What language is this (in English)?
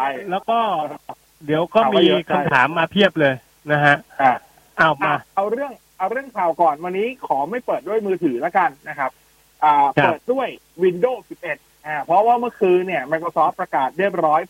Thai